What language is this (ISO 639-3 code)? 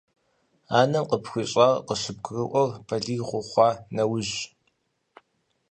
kbd